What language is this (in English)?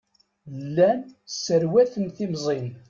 Kabyle